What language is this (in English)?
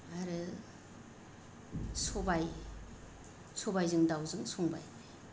Bodo